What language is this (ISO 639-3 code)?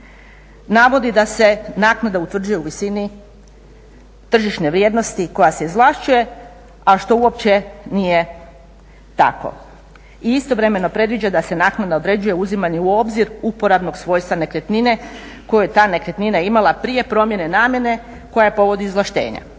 hrv